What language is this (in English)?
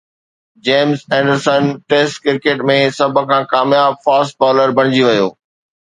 Sindhi